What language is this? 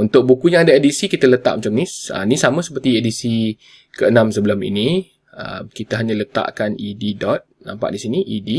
Malay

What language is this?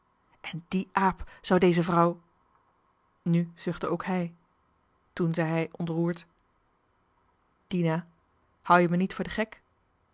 Dutch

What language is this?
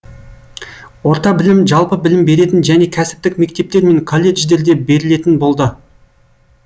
Kazakh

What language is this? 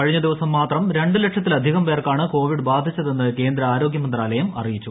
Malayalam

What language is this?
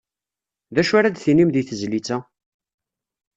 Kabyle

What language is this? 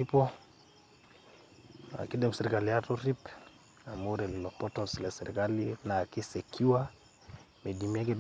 Masai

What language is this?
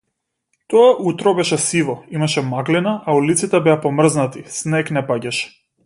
Macedonian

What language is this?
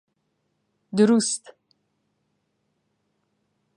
Central Kurdish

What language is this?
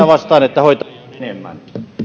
Finnish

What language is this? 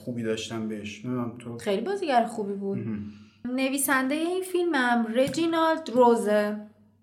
Persian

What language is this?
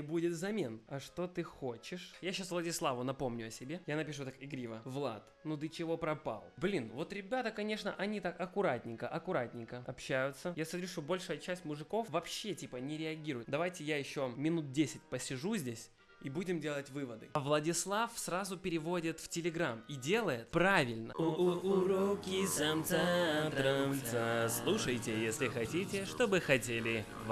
Russian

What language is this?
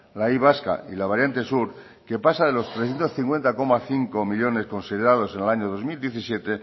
Spanish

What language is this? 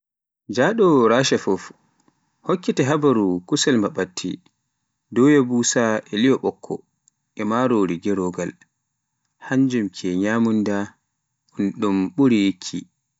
Pular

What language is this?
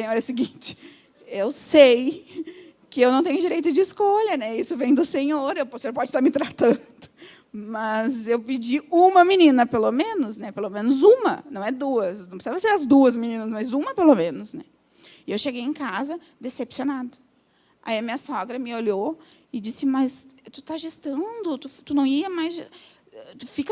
Portuguese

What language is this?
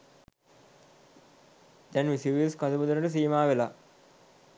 Sinhala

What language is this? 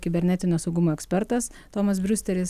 Lithuanian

